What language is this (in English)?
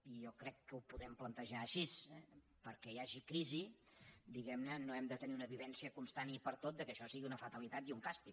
Catalan